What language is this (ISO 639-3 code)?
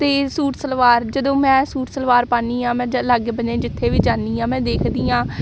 pan